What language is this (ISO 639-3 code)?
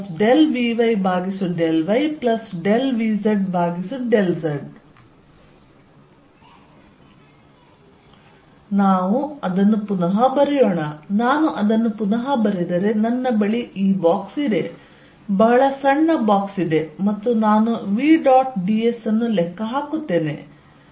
kan